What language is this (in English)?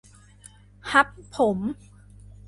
Thai